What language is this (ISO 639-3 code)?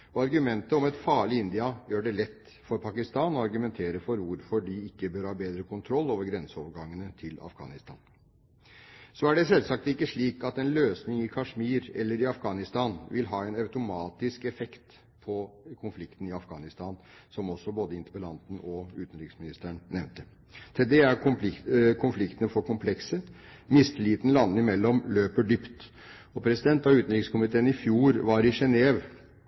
nob